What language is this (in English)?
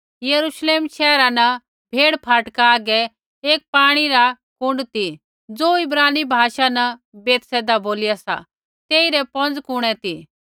Kullu Pahari